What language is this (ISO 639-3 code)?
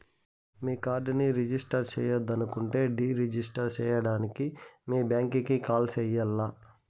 tel